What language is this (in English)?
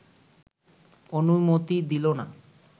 Bangla